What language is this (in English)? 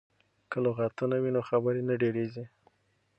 Pashto